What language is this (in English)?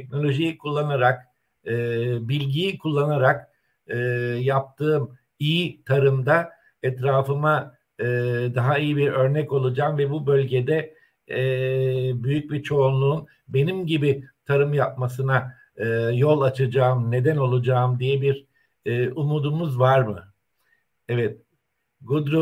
Turkish